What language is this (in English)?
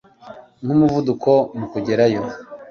Kinyarwanda